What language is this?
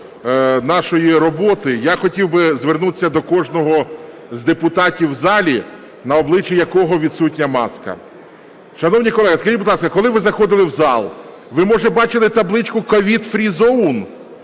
Ukrainian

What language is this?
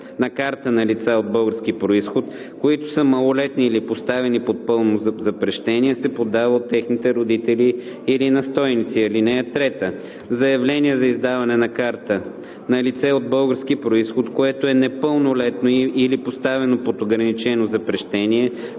Bulgarian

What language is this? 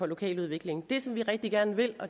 Danish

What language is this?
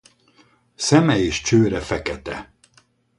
Hungarian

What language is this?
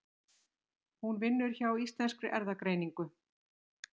Icelandic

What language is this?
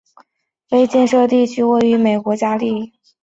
Chinese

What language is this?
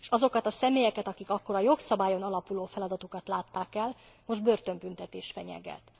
Hungarian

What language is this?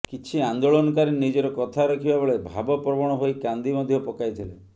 Odia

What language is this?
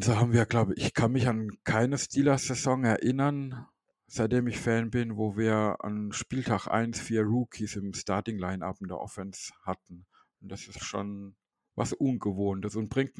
German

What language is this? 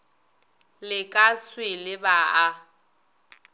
Northern Sotho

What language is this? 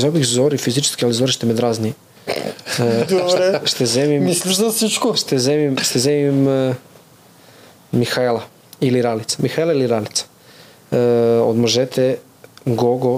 Bulgarian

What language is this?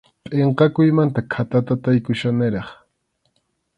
Arequipa-La Unión Quechua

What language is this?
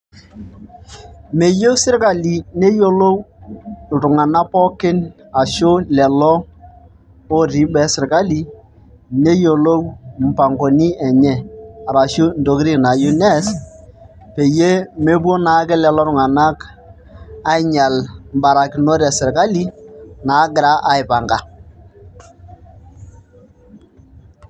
Masai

